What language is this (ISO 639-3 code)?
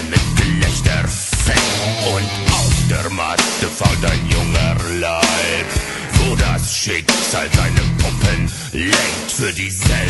nld